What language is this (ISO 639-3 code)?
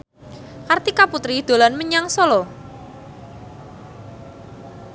jav